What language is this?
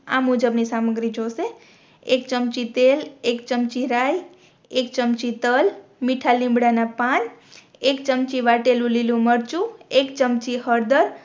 Gujarati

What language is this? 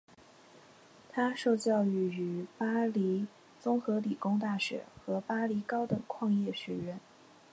Chinese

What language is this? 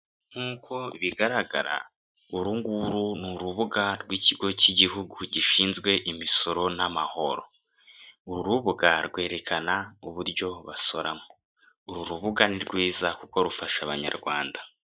Kinyarwanda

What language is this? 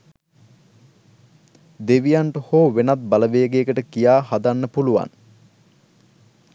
Sinhala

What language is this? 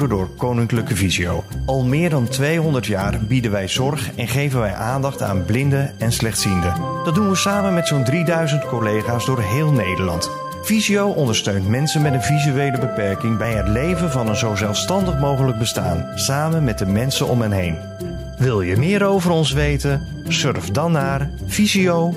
Dutch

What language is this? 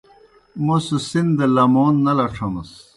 Kohistani Shina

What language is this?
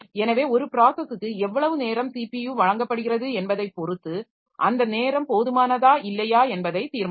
Tamil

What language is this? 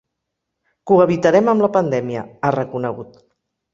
Catalan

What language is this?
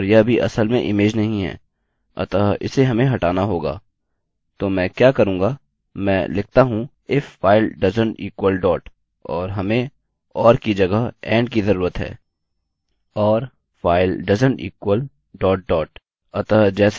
Hindi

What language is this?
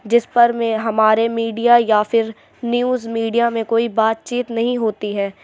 Urdu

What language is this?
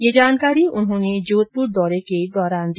Hindi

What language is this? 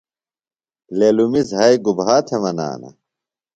Phalura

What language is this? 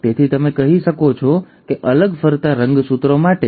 Gujarati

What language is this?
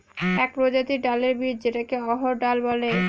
Bangla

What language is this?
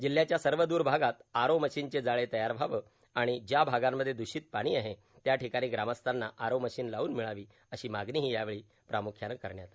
Marathi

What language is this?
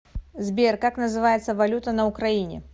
Russian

